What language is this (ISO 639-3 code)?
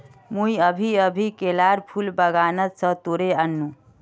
mag